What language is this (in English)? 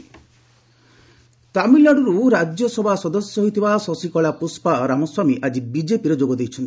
Odia